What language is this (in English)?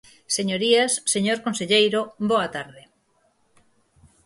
Galician